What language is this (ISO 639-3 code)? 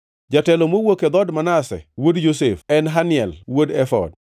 luo